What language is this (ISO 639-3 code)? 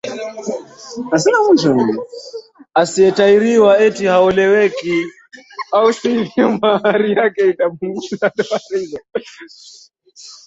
swa